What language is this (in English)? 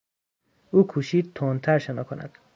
Persian